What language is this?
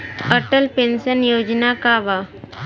Bhojpuri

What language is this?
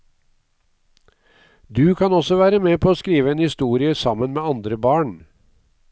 Norwegian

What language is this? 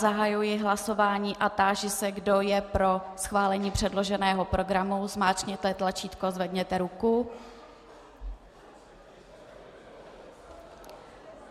Czech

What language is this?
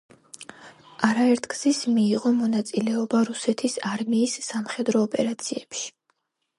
Georgian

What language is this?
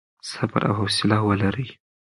Pashto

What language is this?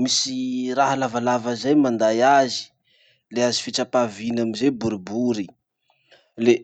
Masikoro Malagasy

